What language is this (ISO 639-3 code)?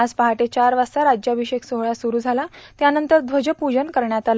mar